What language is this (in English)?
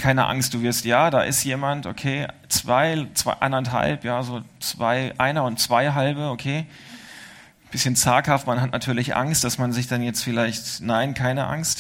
German